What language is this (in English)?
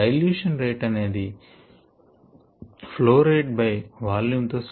Telugu